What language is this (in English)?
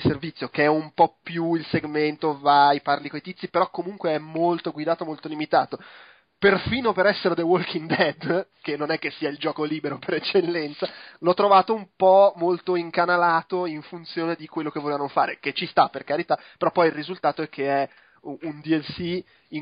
Italian